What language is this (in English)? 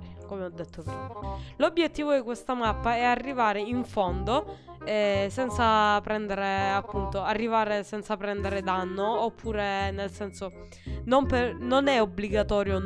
Italian